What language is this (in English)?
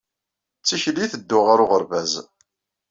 Kabyle